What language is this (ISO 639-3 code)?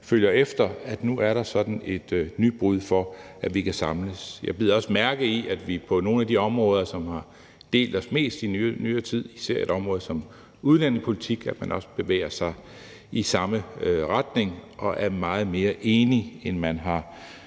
dan